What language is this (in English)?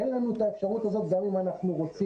Hebrew